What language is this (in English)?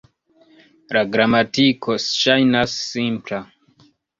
Esperanto